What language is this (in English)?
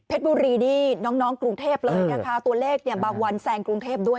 Thai